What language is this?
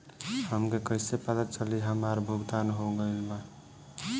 Bhojpuri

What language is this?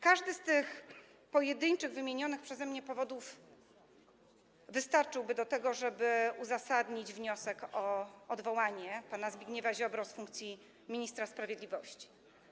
Polish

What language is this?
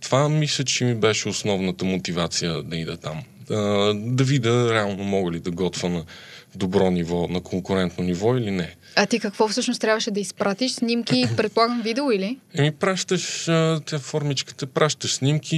Bulgarian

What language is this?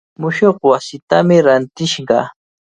Cajatambo North Lima Quechua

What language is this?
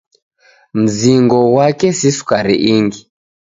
Taita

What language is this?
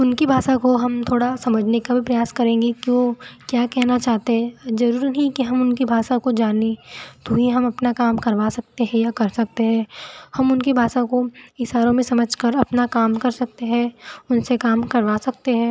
Hindi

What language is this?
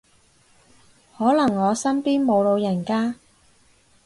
Cantonese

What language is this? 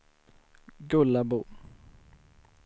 Swedish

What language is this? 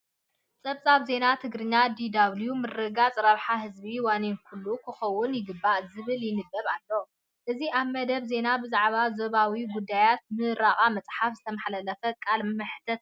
Tigrinya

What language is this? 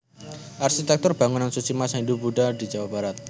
Javanese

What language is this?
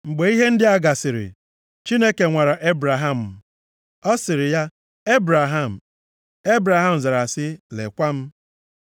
Igbo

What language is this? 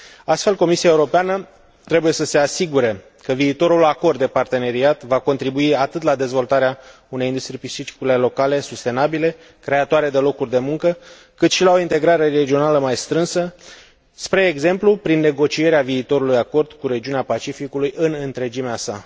Romanian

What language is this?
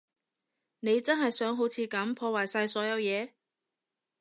Cantonese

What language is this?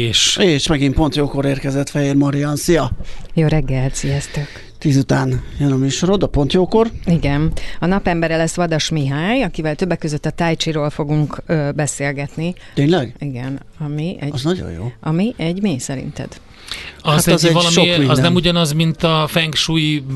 Hungarian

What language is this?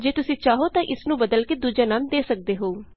Punjabi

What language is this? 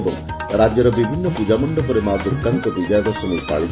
Odia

